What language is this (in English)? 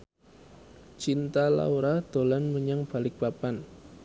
Javanese